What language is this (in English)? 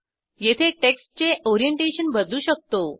Marathi